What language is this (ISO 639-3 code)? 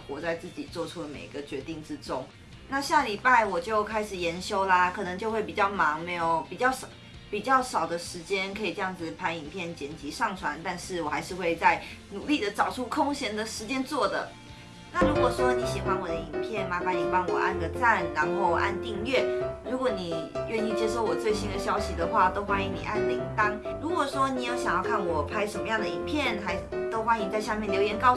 zho